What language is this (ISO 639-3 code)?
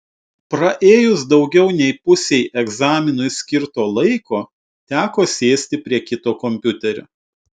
lit